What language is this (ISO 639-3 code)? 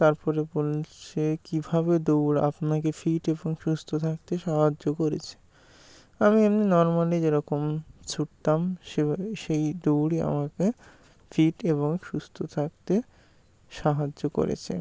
ben